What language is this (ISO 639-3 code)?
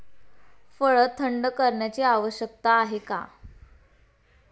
mar